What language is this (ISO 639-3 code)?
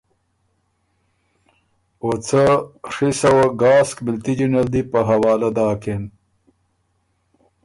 oru